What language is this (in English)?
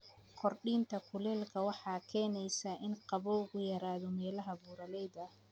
Somali